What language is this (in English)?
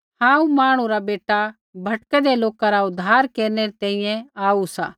Kullu Pahari